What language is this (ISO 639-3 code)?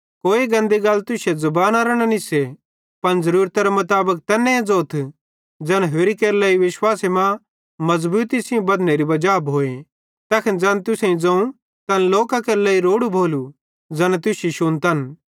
bhd